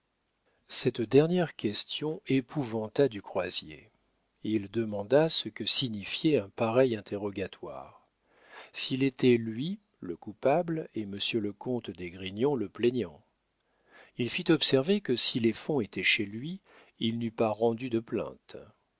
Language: French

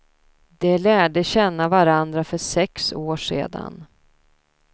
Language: Swedish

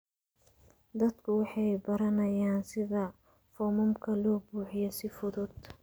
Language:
Somali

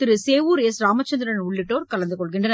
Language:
Tamil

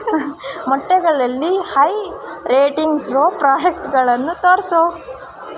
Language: Kannada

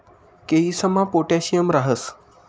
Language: Marathi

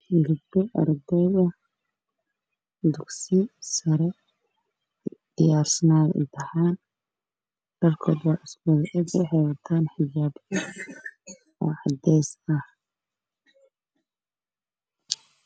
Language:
Somali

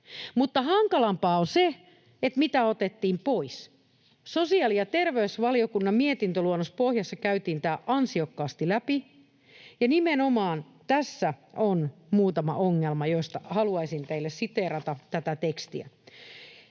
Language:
Finnish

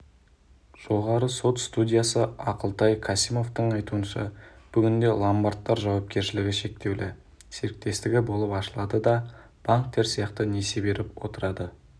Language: Kazakh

